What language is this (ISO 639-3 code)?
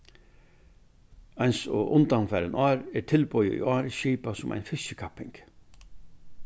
fao